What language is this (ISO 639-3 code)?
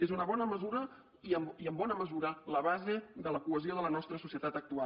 cat